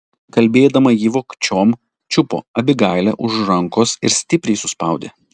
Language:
Lithuanian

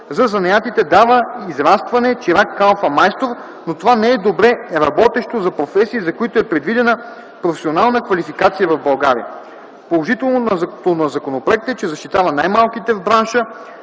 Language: Bulgarian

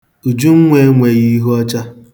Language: Igbo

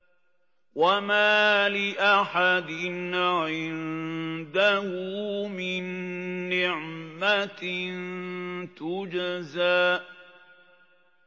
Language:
Arabic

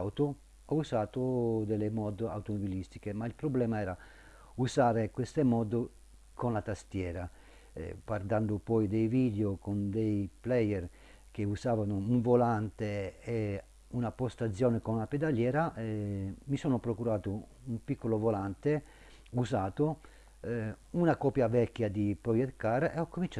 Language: Italian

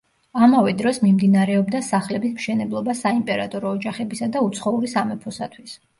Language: Georgian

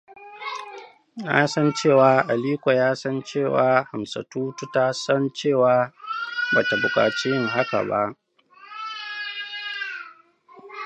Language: Hausa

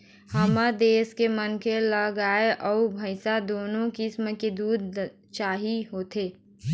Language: Chhattisgarhi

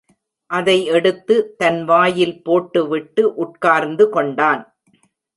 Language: Tamil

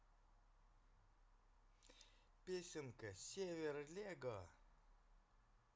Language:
Russian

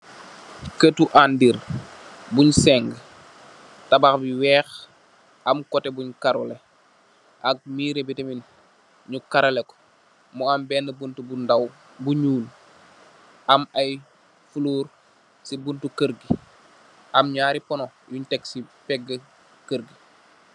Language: Wolof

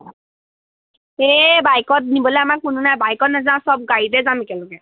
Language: Assamese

